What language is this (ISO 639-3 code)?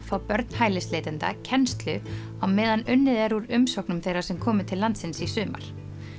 isl